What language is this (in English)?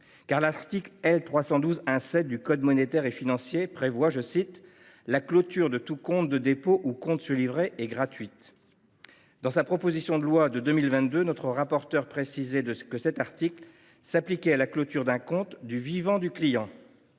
French